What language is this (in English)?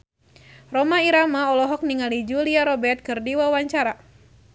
Sundanese